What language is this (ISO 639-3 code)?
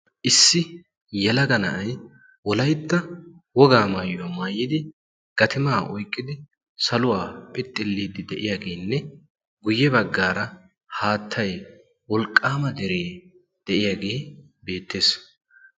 wal